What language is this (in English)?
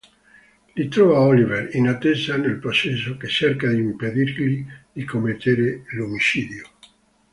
Italian